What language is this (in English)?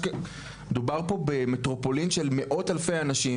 Hebrew